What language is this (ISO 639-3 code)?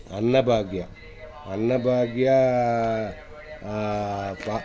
kan